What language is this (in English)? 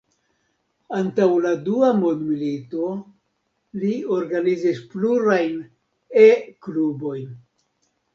Esperanto